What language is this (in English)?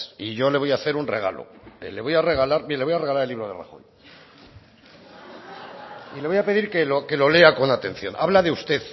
Spanish